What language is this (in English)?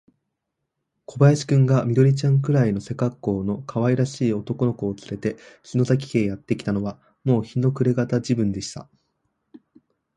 Japanese